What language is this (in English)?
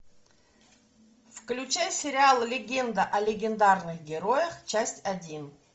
Russian